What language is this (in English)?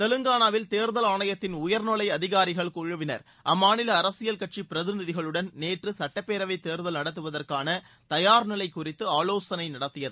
Tamil